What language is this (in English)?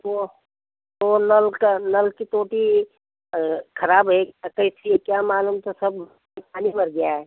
Hindi